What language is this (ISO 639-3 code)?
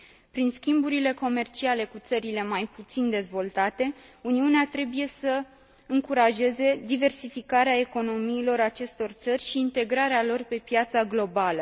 ron